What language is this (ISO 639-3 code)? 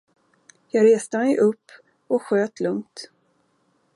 swe